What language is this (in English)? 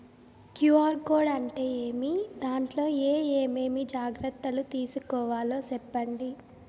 Telugu